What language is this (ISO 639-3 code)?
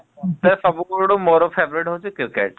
ori